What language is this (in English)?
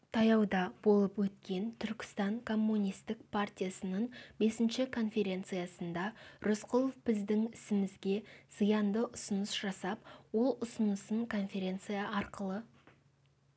Kazakh